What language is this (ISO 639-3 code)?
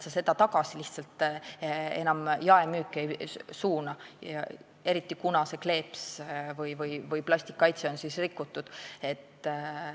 est